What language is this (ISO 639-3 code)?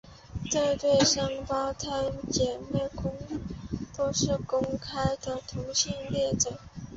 zho